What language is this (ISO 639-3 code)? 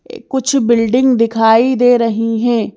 hin